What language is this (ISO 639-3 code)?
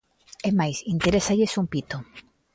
glg